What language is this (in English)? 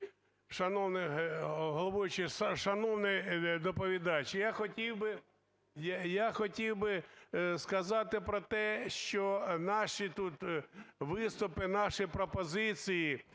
Ukrainian